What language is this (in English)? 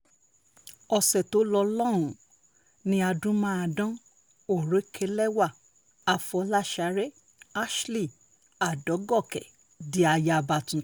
Yoruba